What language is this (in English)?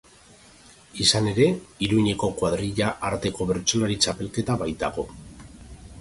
Basque